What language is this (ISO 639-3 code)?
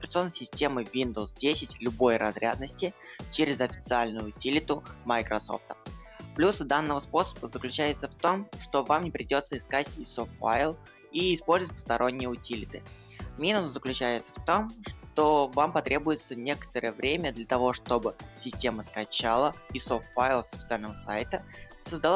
rus